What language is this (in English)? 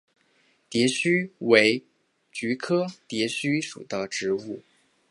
Chinese